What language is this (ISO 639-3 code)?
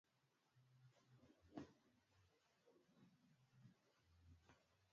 swa